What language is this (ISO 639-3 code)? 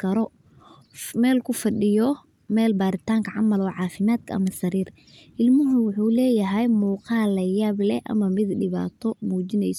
som